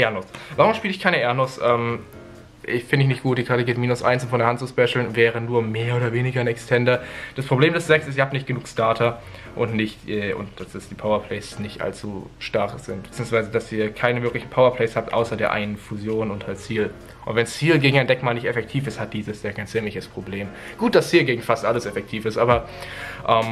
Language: German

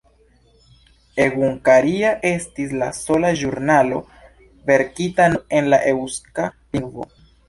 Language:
Esperanto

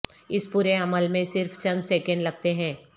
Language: Urdu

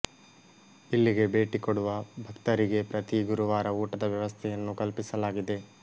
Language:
Kannada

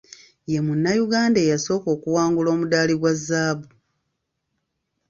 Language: Ganda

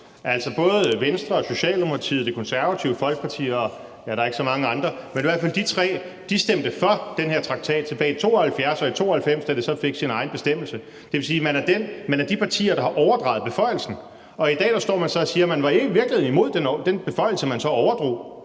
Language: Danish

